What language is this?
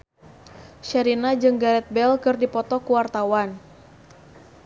Sundanese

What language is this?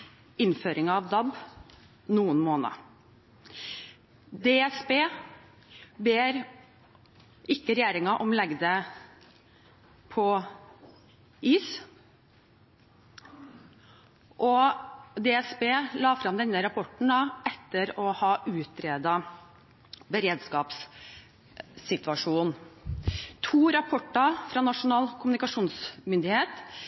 Norwegian Bokmål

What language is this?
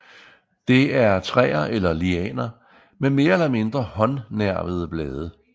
Danish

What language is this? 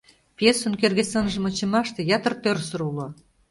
Mari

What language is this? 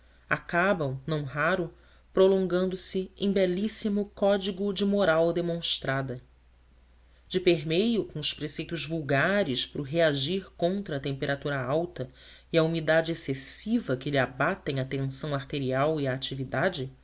Portuguese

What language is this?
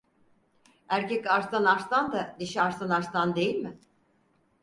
Turkish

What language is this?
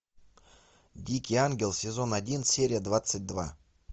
Russian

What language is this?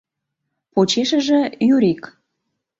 Mari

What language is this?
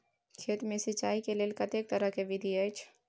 Maithili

